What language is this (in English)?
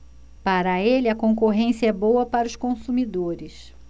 Portuguese